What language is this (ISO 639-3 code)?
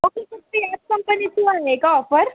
mar